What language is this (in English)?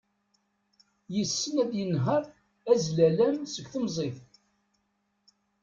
Kabyle